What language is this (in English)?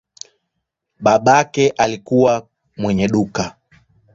Swahili